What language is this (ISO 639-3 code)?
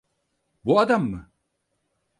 tur